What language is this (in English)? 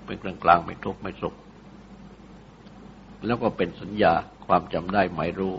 Thai